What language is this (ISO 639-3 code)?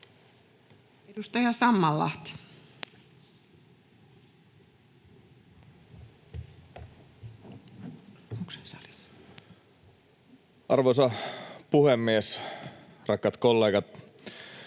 fin